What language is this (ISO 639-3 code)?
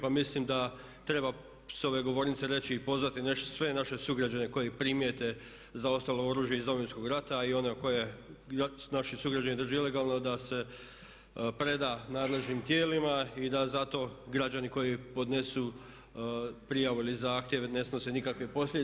hrv